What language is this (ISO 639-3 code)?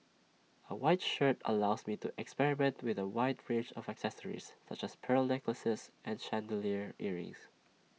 eng